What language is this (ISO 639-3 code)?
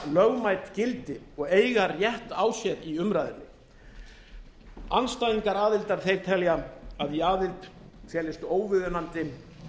isl